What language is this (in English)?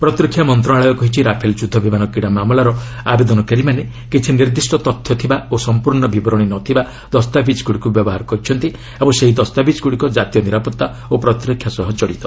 Odia